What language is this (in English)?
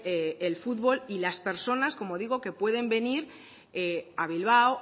Spanish